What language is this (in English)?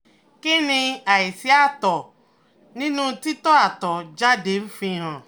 Yoruba